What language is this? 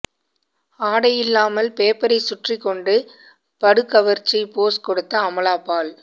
Tamil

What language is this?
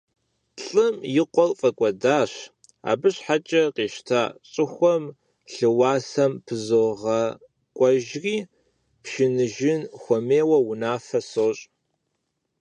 Kabardian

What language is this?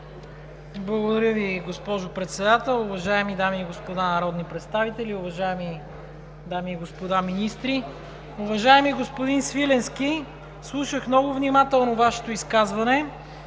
Bulgarian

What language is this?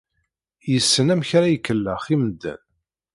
Kabyle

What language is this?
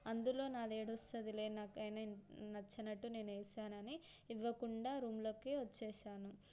Telugu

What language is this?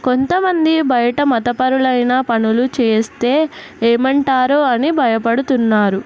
Telugu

